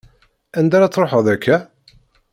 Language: Kabyle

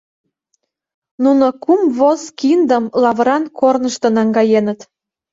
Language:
Mari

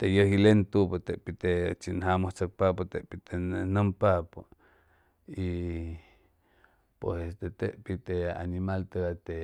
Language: Chimalapa Zoque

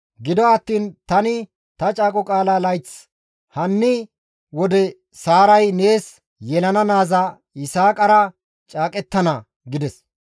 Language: Gamo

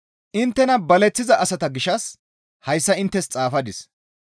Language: Gamo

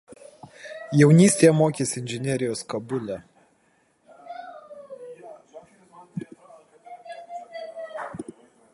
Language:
Lithuanian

